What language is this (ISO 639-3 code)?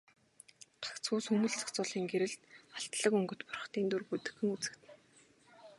mon